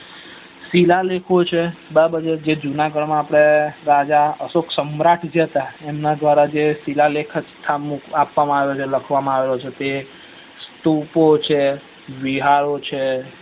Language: Gujarati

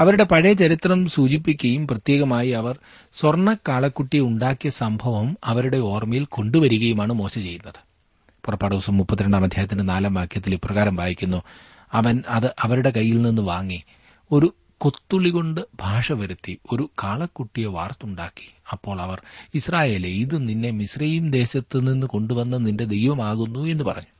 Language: Malayalam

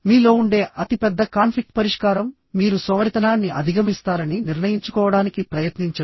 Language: Telugu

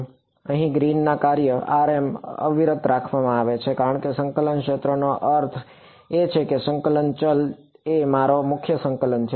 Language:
Gujarati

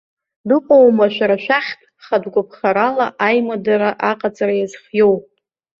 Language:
Abkhazian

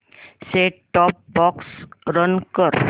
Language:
Marathi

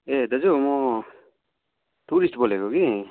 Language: Nepali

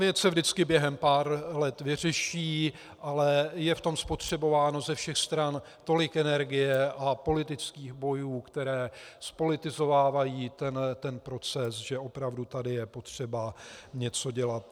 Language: Czech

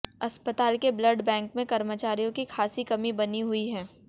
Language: Hindi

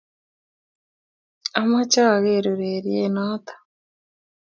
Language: Kalenjin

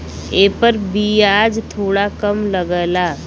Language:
Bhojpuri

